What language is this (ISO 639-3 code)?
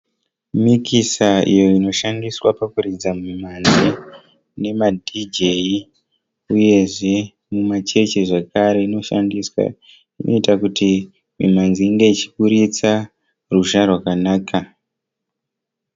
sna